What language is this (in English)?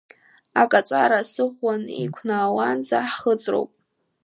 Abkhazian